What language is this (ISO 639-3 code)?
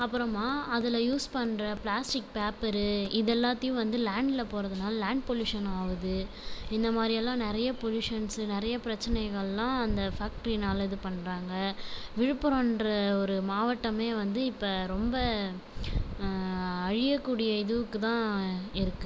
tam